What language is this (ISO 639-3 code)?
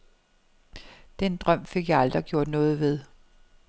dan